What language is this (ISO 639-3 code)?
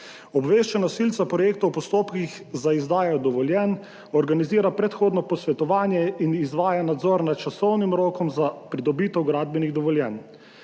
slv